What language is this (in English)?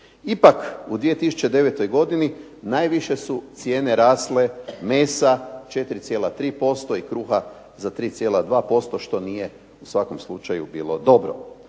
Croatian